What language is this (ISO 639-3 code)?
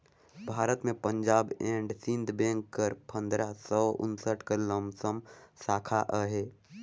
hne